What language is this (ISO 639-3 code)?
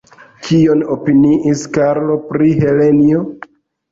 epo